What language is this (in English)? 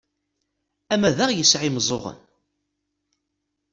Kabyle